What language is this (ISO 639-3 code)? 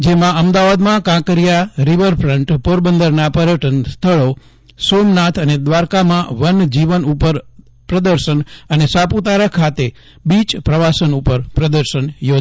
guj